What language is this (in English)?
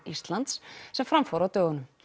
Icelandic